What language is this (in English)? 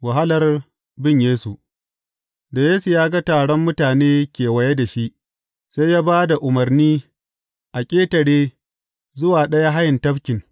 Hausa